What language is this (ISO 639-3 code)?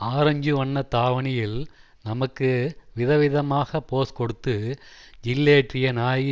tam